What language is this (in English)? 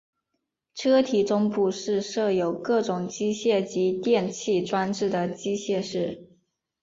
Chinese